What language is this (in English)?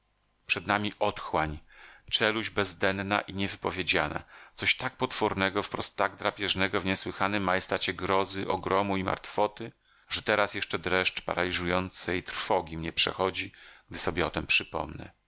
Polish